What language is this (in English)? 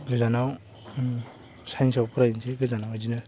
Bodo